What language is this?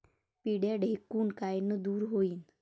Marathi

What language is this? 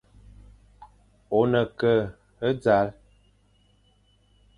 Fang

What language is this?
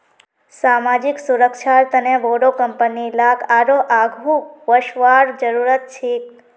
Magahi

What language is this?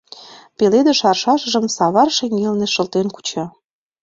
Mari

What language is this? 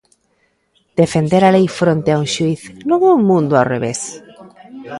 Galician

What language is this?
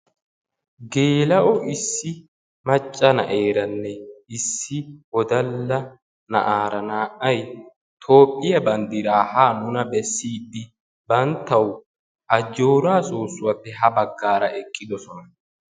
Wolaytta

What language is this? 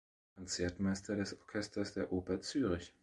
German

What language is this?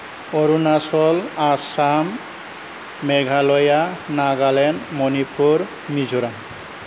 Bodo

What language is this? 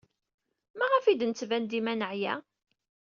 Kabyle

